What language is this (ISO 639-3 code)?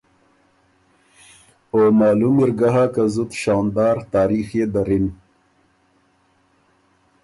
oru